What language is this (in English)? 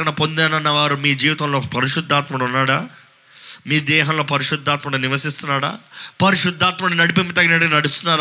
Telugu